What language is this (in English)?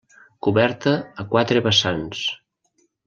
Catalan